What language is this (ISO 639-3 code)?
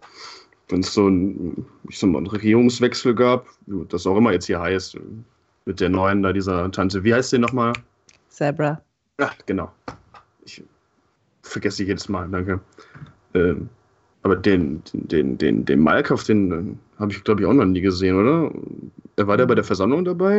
deu